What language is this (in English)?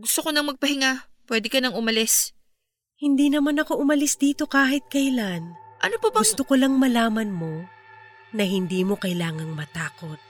Filipino